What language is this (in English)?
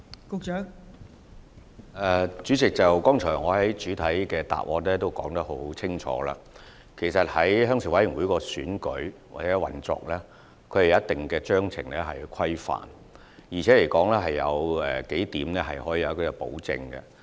Cantonese